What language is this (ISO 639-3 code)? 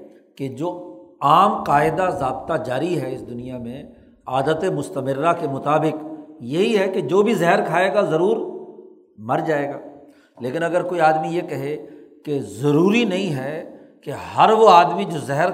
urd